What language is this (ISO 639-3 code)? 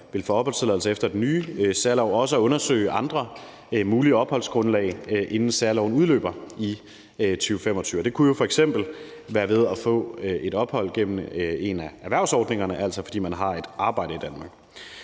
dan